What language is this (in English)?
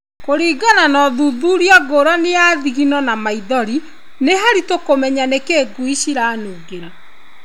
Kikuyu